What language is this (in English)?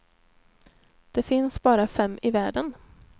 Swedish